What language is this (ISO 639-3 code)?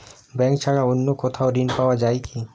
ben